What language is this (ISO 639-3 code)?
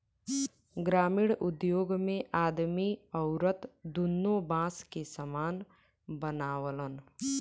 bho